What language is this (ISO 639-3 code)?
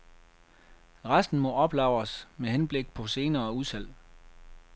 dan